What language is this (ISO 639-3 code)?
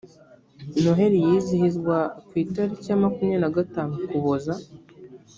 kin